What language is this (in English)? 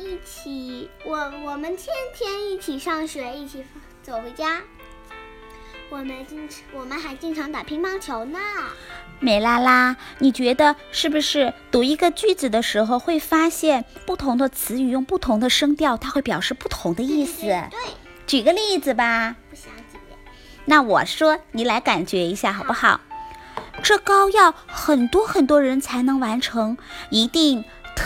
Chinese